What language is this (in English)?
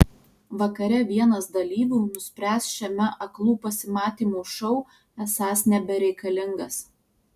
Lithuanian